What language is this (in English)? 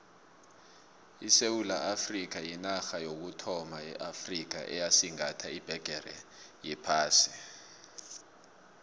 South Ndebele